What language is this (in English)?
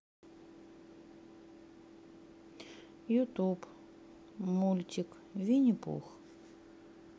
Russian